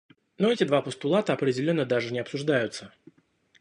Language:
Russian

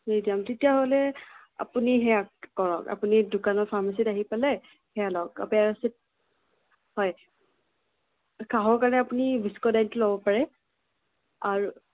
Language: Assamese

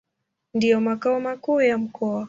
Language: Swahili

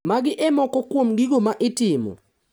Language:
Luo (Kenya and Tanzania)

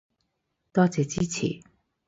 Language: Cantonese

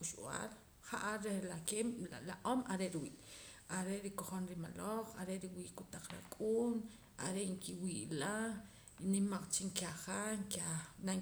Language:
Poqomam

